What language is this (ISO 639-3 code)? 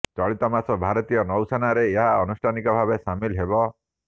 ori